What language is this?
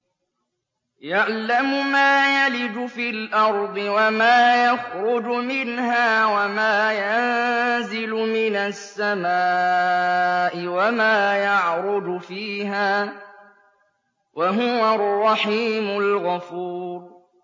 Arabic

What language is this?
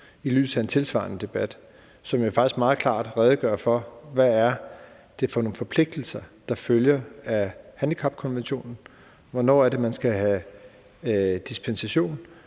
Danish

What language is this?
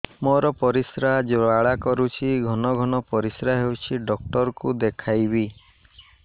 Odia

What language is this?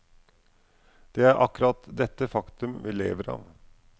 Norwegian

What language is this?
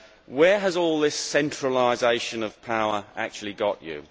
English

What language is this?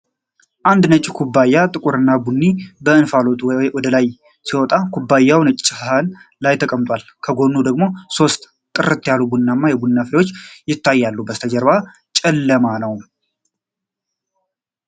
Amharic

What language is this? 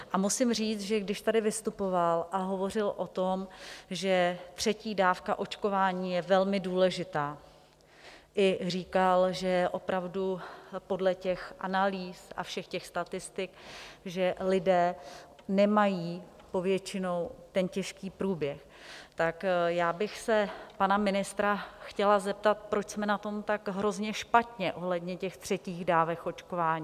Czech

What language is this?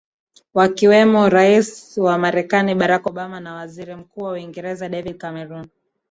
Swahili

